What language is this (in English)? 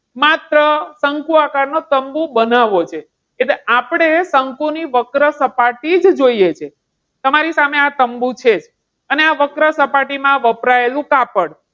Gujarati